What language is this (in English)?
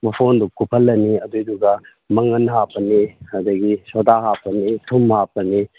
Manipuri